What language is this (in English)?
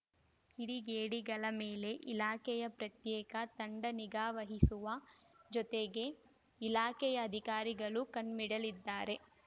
Kannada